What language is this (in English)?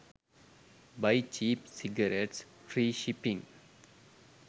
Sinhala